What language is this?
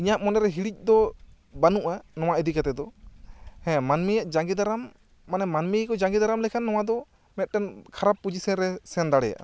Santali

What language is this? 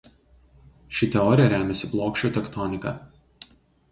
Lithuanian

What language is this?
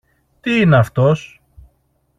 Greek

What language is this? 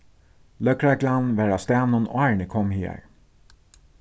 Faroese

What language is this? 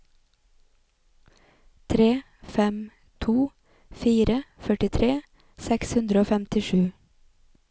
Norwegian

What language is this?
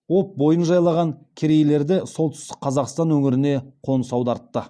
Kazakh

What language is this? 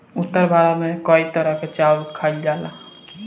Bhojpuri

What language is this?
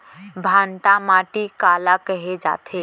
Chhattisgarhi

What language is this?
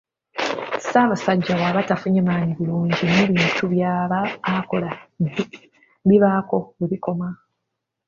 Ganda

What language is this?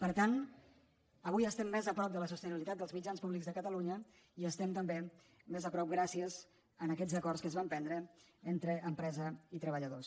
Catalan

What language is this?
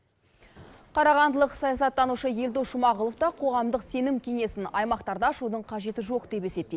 Kazakh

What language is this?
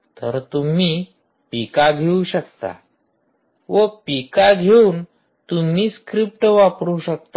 Marathi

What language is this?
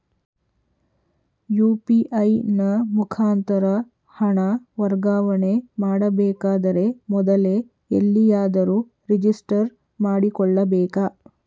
Kannada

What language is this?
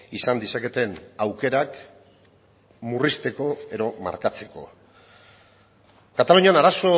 Basque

